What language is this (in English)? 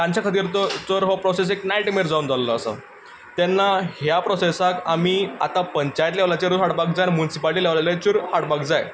Konkani